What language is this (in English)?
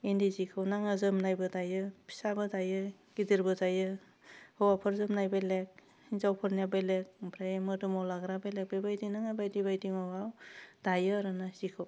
Bodo